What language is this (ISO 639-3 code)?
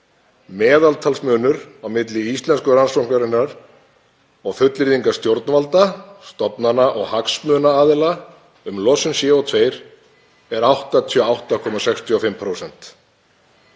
isl